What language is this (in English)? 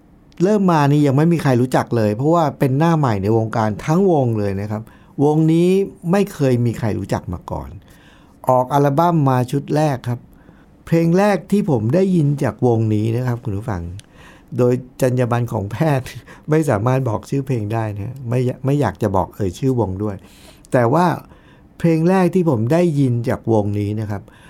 Thai